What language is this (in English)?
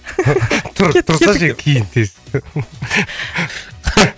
Kazakh